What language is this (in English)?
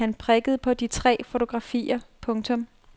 Danish